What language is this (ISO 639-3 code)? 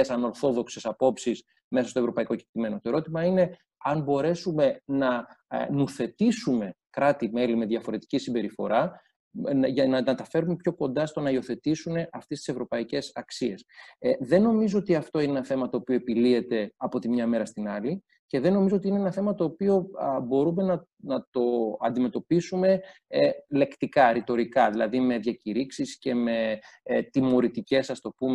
ell